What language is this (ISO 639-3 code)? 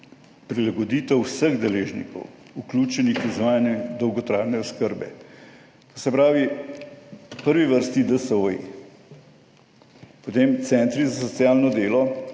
slv